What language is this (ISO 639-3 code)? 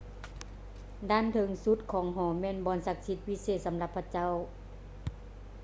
lao